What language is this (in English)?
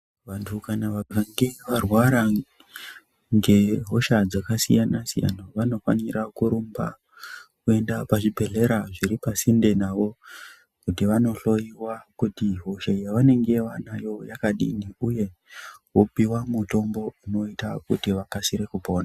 Ndau